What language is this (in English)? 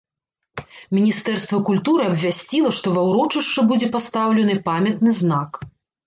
Belarusian